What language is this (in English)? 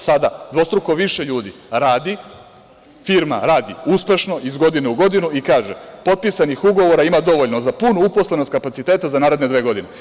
Serbian